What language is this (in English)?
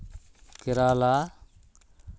Santali